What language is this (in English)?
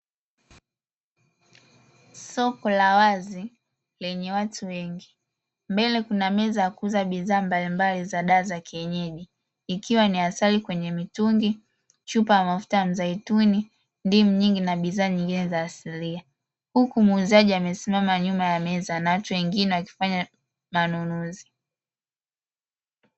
Swahili